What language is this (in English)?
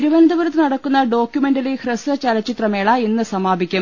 Malayalam